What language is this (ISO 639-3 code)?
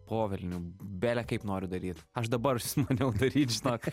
lit